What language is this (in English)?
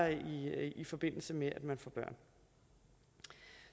Danish